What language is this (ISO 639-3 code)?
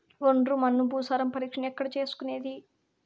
tel